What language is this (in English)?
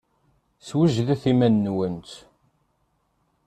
Kabyle